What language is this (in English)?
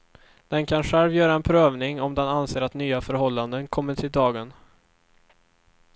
Swedish